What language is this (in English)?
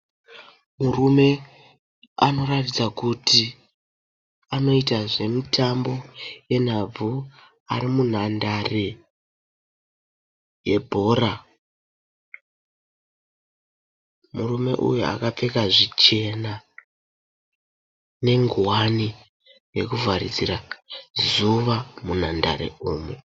Shona